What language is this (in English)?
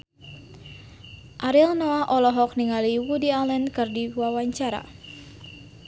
Sundanese